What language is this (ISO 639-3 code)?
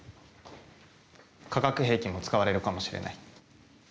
jpn